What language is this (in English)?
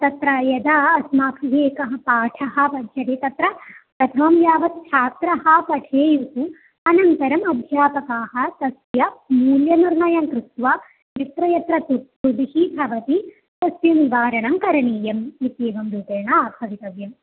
Sanskrit